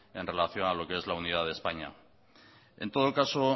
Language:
Spanish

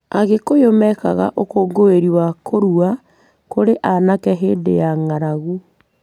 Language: Kikuyu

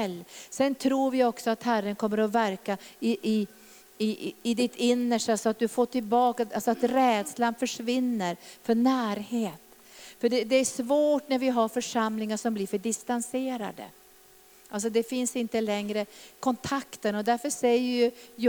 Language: Swedish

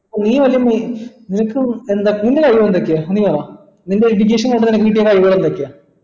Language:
Malayalam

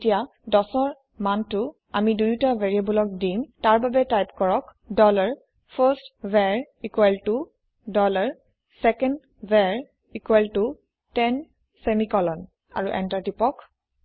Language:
Assamese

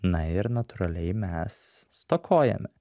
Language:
Lithuanian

